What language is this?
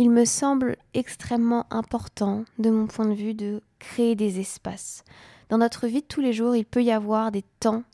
French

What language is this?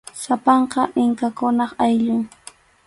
Arequipa-La Unión Quechua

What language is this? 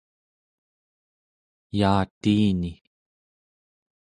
Central Yupik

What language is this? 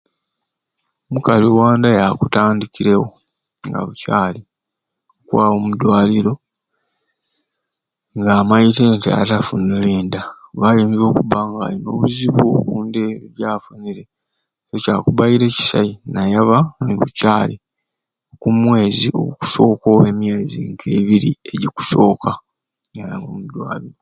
Ruuli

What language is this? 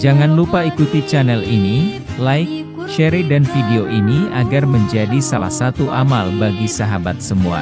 Indonesian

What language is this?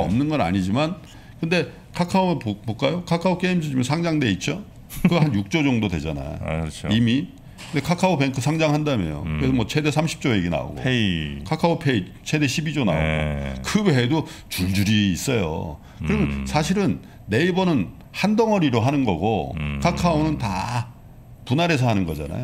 Korean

